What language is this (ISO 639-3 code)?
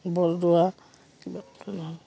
asm